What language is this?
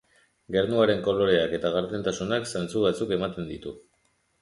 Basque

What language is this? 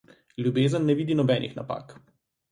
Slovenian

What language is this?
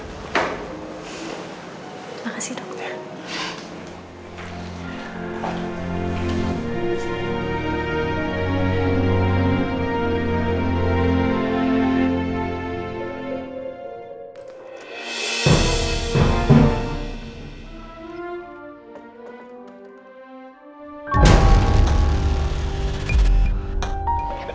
Indonesian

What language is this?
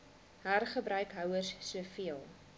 Afrikaans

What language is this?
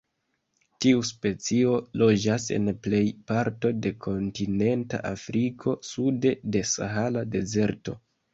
Esperanto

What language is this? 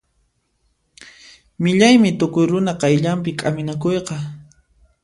Puno Quechua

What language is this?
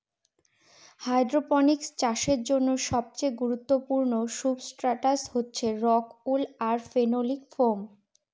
Bangla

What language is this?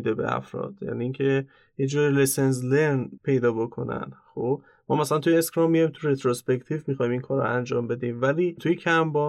Persian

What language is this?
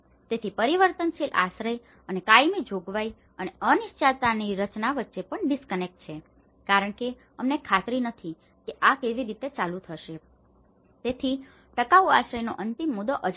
Gujarati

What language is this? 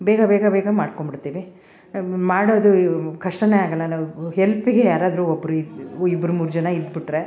Kannada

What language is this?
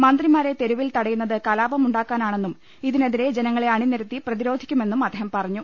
Malayalam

